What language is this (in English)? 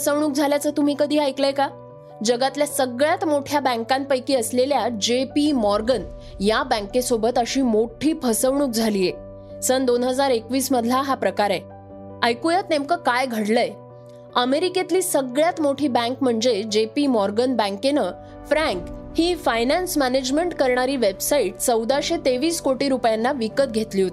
Marathi